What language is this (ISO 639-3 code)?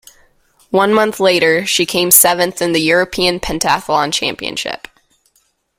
eng